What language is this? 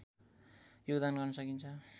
Nepali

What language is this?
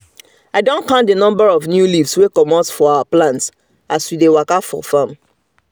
Nigerian Pidgin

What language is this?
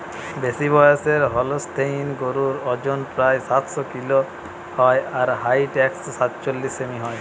Bangla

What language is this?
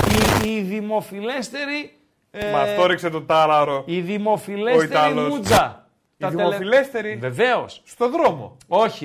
Greek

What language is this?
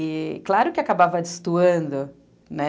Portuguese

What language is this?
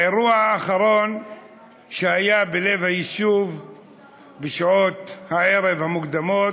Hebrew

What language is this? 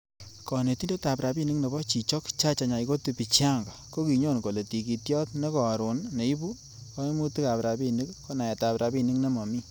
Kalenjin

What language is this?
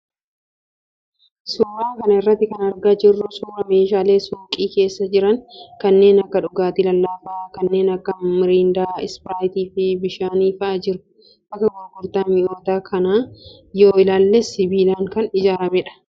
Oromo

